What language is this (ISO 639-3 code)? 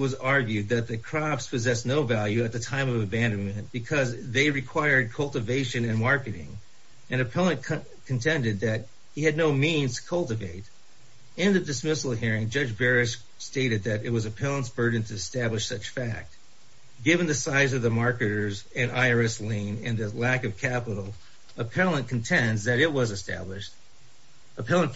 eng